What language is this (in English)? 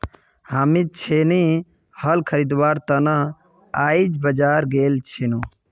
Magahi